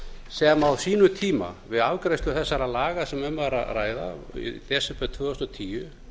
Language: Icelandic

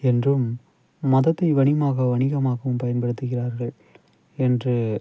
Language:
Tamil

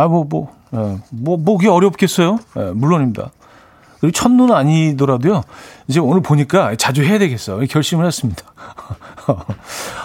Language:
Korean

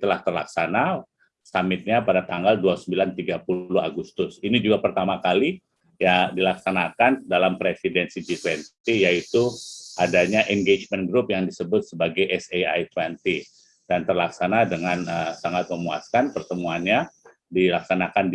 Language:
Indonesian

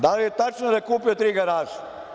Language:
Serbian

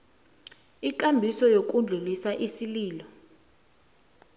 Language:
South Ndebele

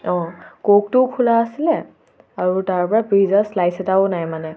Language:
Assamese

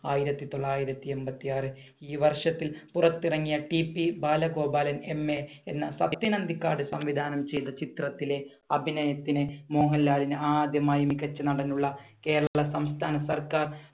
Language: Malayalam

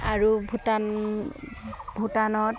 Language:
Assamese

